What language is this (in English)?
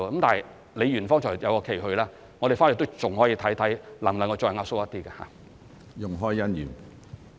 Cantonese